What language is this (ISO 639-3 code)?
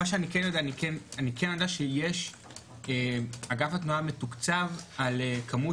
heb